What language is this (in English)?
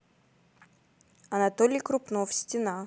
Russian